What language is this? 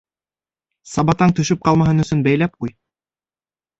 Bashkir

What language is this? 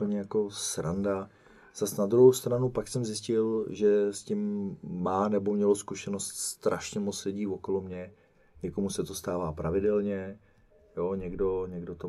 Czech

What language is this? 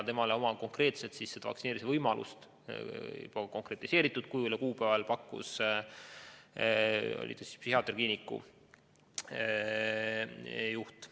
Estonian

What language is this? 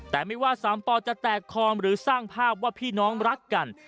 Thai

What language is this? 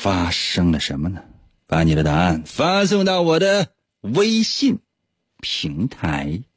Chinese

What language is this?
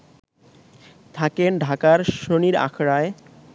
Bangla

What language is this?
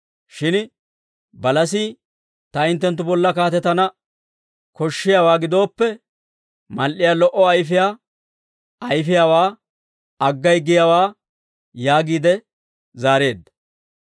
Dawro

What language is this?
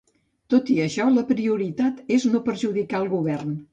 Catalan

